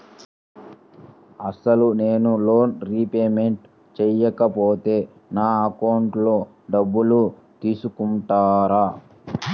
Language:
Telugu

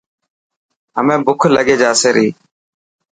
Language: Dhatki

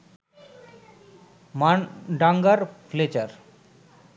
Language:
Bangla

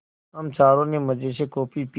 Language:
Hindi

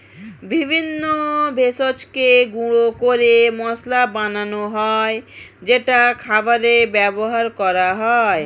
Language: Bangla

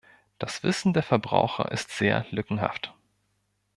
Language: German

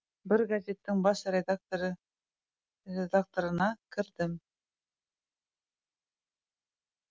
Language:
Kazakh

